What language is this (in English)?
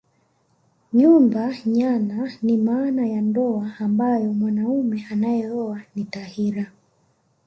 Swahili